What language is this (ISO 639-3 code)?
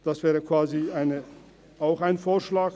gsw